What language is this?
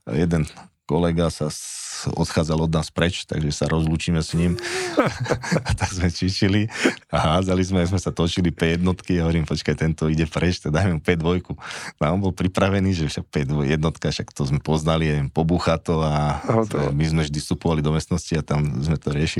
Slovak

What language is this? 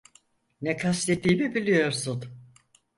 Turkish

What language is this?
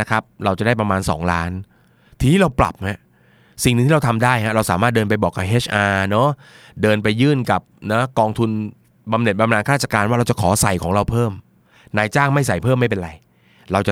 Thai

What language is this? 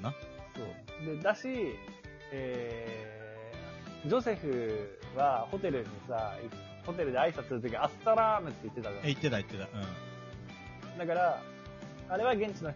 Japanese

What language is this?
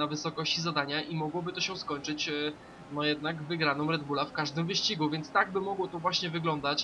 Polish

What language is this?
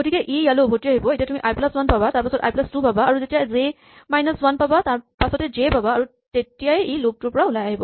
Assamese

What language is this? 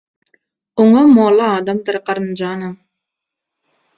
Turkmen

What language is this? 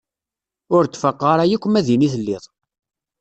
Kabyle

